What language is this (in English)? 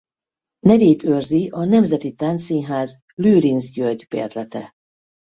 Hungarian